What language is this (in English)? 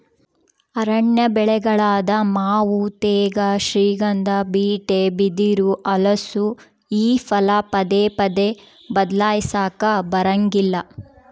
Kannada